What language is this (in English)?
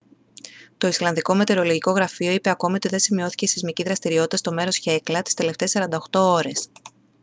Greek